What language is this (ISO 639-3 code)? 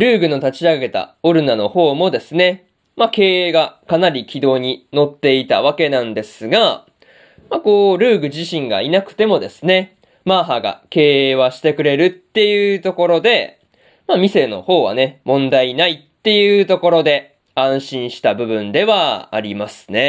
jpn